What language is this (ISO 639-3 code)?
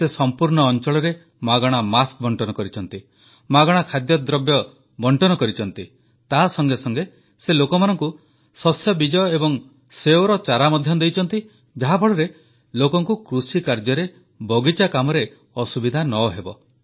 ori